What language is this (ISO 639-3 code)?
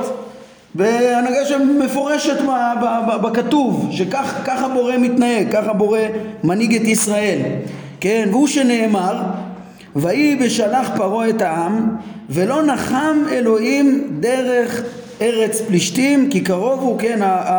heb